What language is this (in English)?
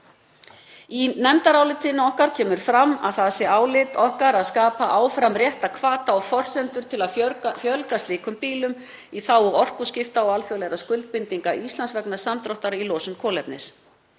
Icelandic